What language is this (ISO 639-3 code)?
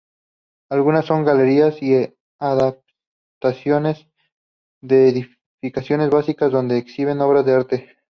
spa